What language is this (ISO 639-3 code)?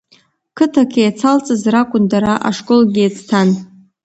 abk